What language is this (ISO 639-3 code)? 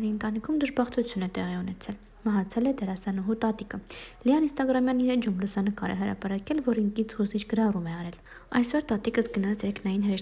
ind